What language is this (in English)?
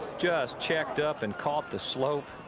English